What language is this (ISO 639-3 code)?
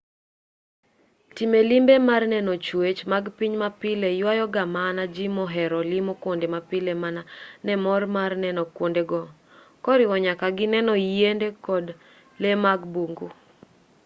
luo